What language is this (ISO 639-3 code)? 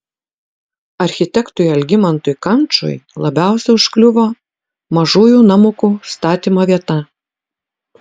lit